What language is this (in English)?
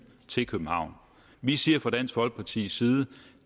Danish